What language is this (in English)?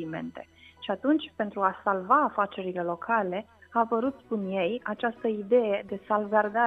Romanian